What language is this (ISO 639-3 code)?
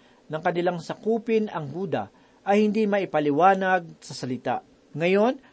fil